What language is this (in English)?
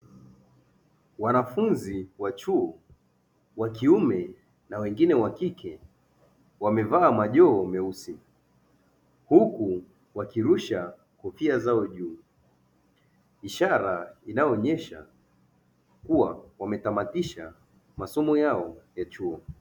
Swahili